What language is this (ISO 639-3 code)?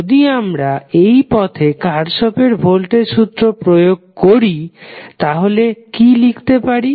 ben